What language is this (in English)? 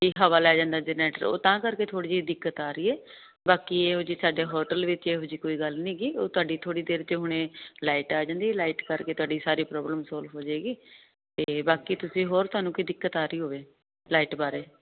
Punjabi